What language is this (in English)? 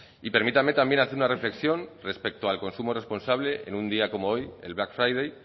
Spanish